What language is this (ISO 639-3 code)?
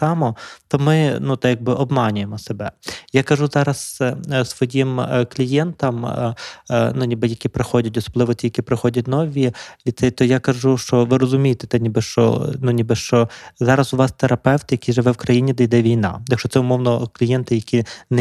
ukr